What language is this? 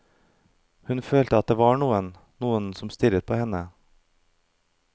Norwegian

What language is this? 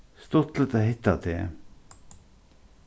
Faroese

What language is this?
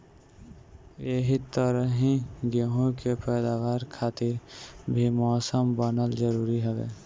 Bhojpuri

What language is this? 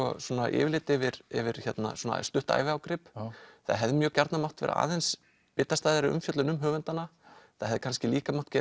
Icelandic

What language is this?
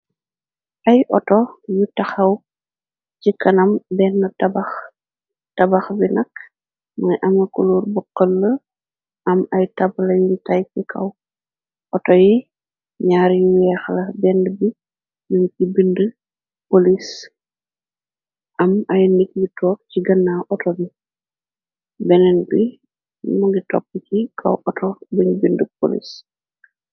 Wolof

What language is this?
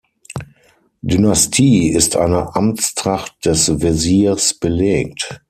German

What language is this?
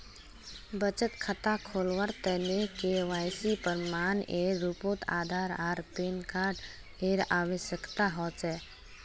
Magahi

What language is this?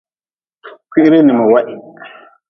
Nawdm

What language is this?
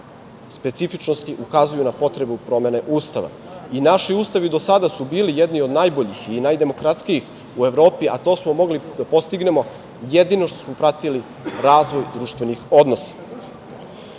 Serbian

